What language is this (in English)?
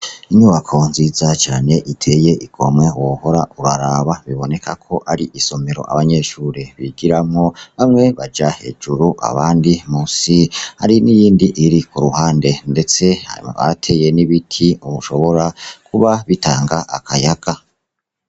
Rundi